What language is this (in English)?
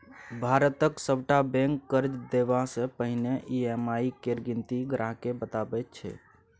Maithili